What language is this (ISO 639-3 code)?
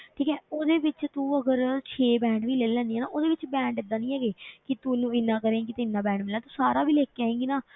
pan